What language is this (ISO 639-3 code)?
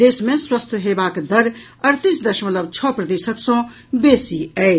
mai